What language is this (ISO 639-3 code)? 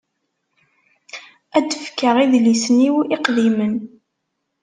kab